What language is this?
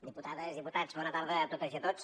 Catalan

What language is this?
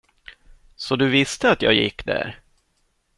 Swedish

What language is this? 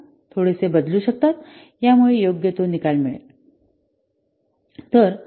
Marathi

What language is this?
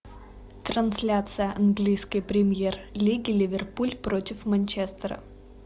Russian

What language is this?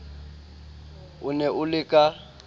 Southern Sotho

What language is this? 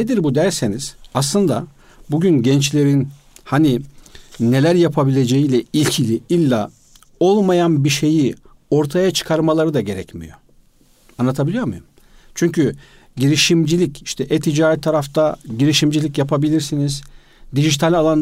Turkish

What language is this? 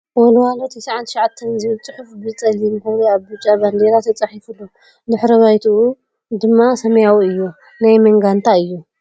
Tigrinya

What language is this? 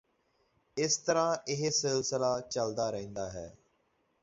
Punjabi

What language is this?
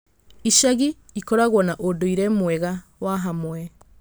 Kikuyu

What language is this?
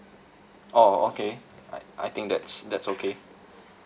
English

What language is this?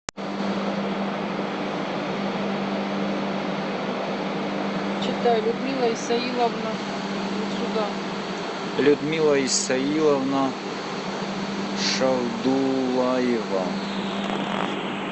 Russian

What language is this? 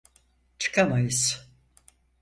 Turkish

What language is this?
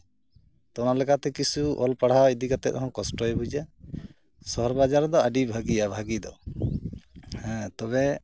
Santali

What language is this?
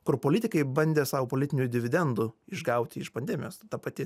Lithuanian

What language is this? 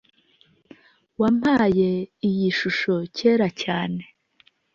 Kinyarwanda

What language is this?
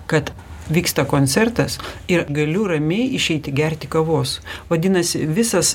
Lithuanian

